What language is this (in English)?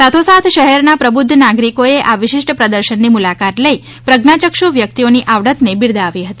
Gujarati